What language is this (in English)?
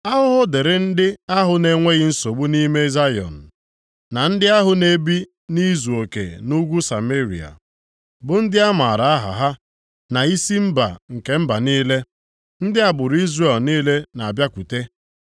Igbo